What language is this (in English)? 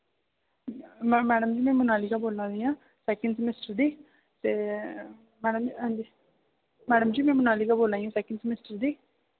Dogri